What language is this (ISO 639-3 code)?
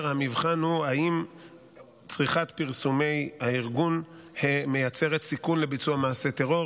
heb